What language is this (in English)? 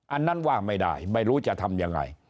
Thai